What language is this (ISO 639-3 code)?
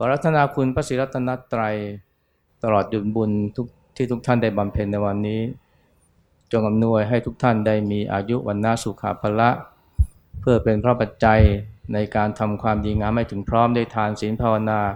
tha